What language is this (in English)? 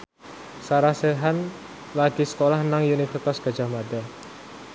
Javanese